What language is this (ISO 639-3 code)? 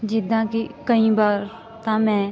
pan